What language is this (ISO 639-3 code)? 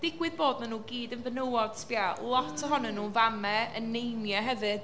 cym